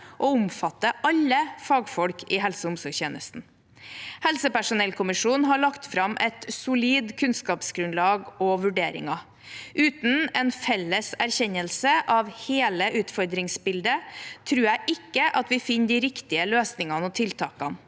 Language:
Norwegian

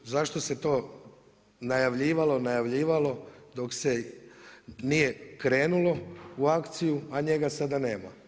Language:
Croatian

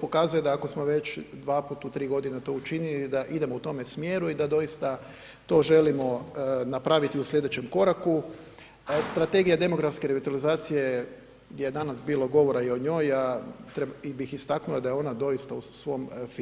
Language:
Croatian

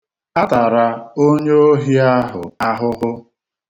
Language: Igbo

